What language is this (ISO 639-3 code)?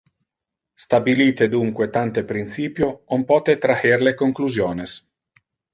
ina